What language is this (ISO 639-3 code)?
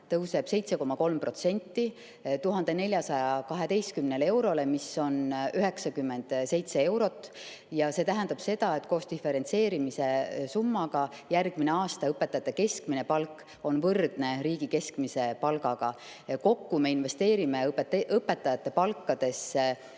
est